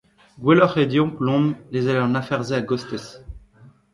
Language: Breton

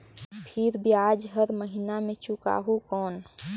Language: Chhattisgarhi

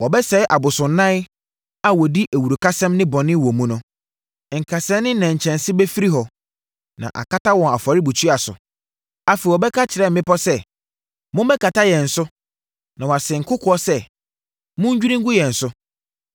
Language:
Akan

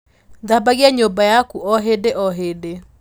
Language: Kikuyu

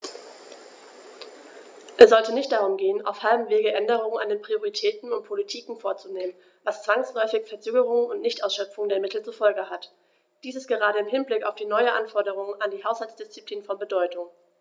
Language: German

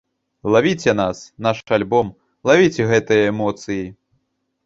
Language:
Belarusian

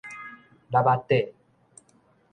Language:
Min Nan Chinese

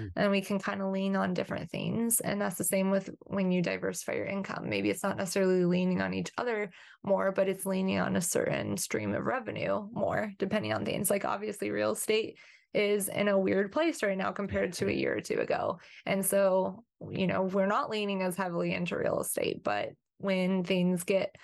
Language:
English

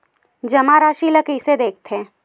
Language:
Chhattisgarhi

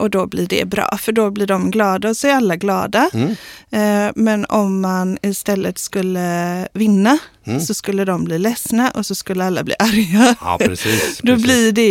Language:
Swedish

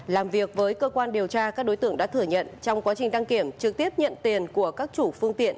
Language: Vietnamese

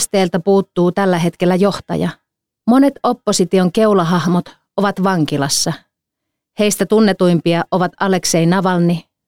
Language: Finnish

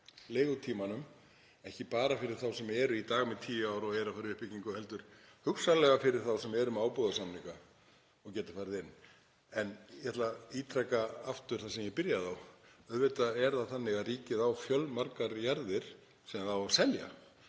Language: Icelandic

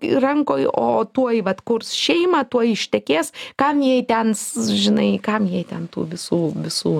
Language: Lithuanian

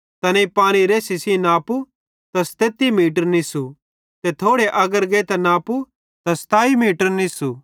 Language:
Bhadrawahi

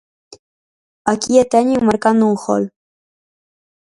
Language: Galician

